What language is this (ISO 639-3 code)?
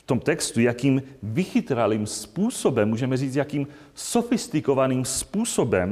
ces